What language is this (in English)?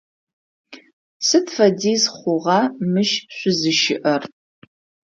Adyghe